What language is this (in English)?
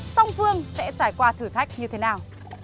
Vietnamese